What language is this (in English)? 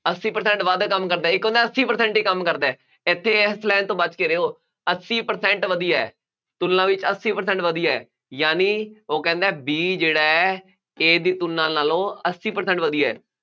Punjabi